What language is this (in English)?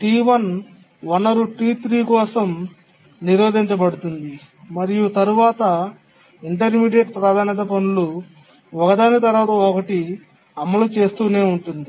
Telugu